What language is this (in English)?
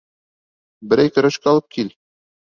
Bashkir